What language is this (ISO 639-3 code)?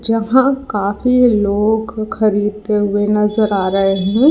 hin